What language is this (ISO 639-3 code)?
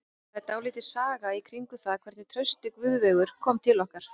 isl